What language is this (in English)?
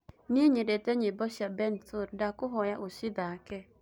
Kikuyu